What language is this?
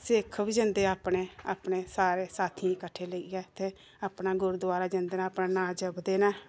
Dogri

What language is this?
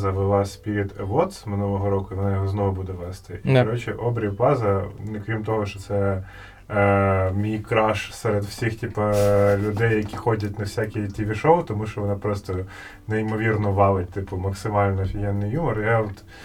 Ukrainian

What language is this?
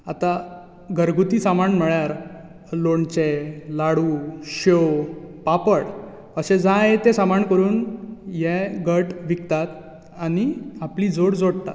Konkani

